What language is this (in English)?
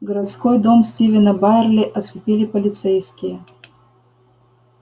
Russian